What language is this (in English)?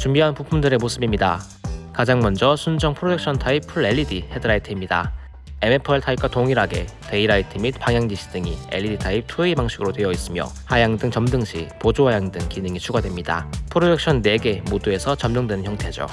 Korean